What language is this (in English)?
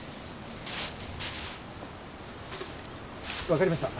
Japanese